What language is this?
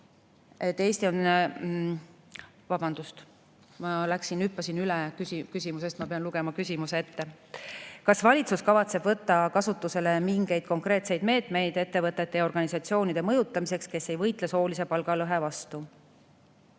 Estonian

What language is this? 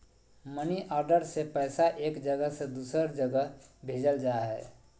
Magahi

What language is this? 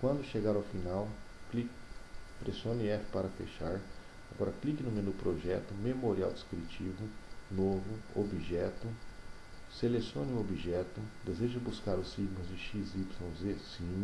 Portuguese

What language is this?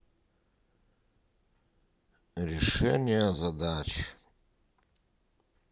Russian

